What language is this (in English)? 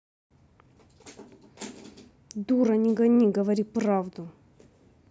Russian